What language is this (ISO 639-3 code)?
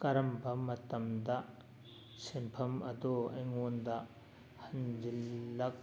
mni